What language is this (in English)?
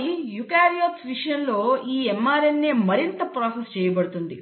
Telugu